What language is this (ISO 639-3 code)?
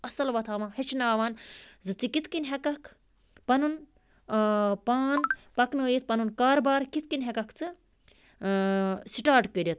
kas